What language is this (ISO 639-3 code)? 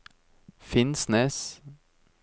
nor